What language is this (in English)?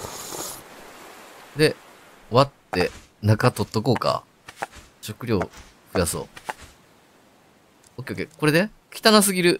Japanese